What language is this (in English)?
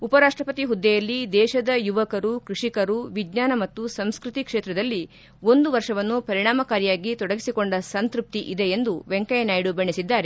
Kannada